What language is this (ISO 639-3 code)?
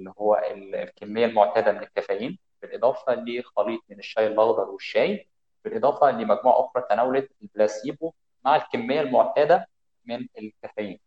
ara